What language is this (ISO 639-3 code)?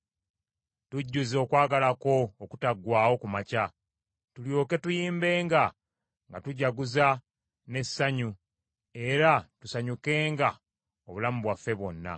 lug